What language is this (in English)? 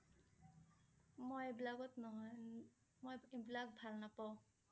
Assamese